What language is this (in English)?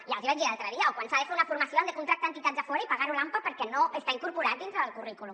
Catalan